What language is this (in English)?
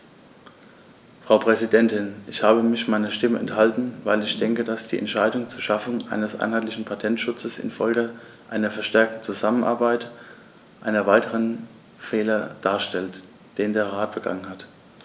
German